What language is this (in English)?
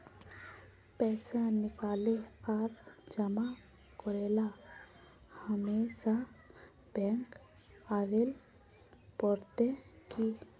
Magahi